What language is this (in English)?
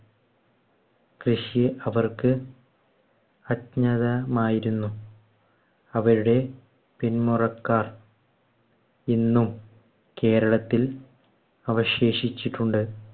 Malayalam